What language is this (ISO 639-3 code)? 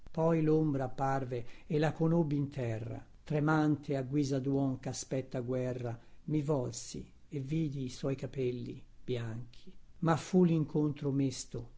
ita